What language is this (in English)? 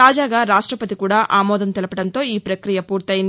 Telugu